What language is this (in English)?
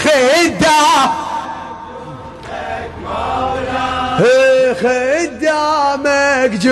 Arabic